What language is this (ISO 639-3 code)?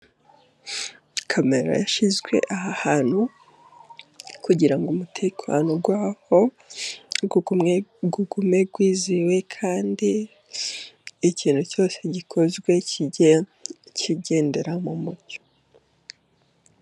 kin